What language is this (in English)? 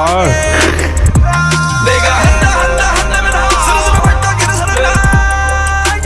Korean